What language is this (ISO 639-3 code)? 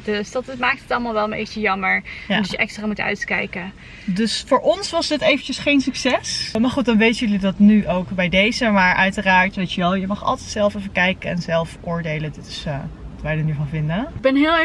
nld